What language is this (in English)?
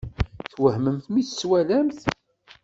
Kabyle